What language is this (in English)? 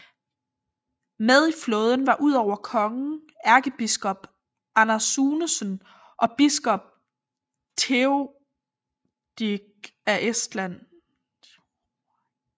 Danish